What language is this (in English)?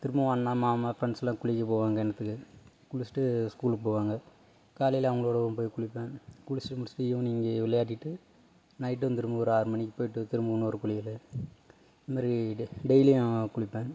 Tamil